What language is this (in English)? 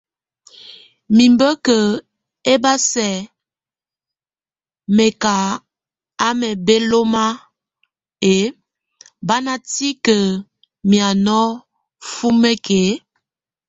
Tunen